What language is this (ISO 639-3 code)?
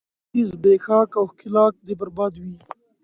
pus